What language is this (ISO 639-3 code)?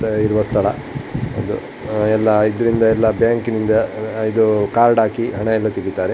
kan